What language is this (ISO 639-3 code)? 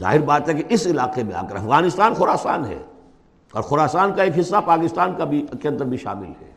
urd